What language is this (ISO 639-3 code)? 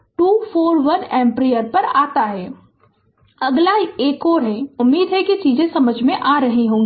hin